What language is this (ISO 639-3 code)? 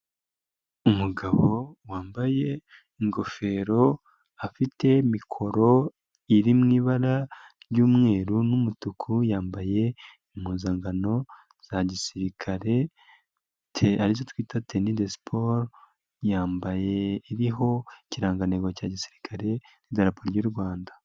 kin